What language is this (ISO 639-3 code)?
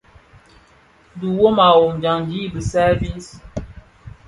ksf